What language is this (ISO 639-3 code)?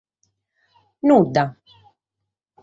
srd